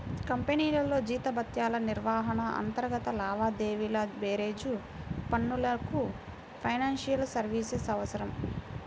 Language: Telugu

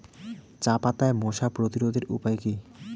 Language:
Bangla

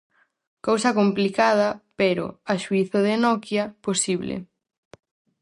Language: Galician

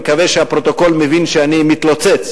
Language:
Hebrew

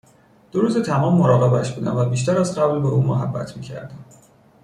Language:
Persian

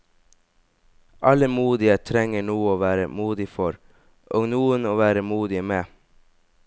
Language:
Norwegian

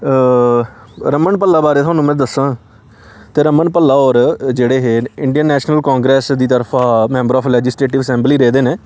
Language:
Dogri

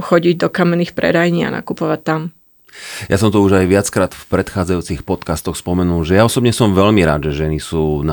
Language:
Slovak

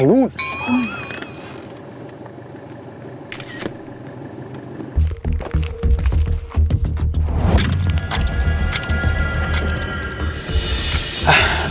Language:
Thai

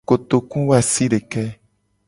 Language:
Gen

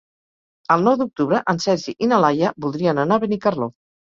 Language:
Catalan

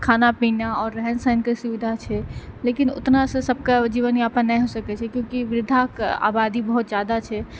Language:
Maithili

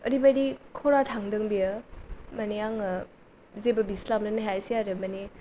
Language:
Bodo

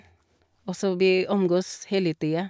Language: Norwegian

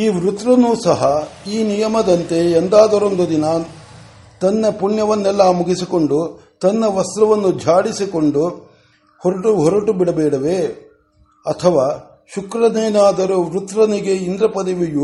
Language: Kannada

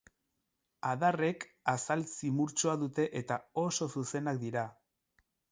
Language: Basque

